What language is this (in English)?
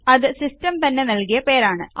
Malayalam